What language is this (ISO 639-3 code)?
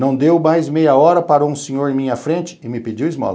por